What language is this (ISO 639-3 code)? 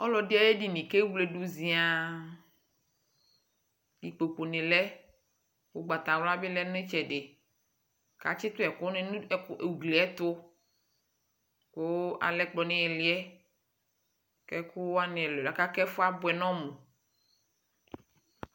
kpo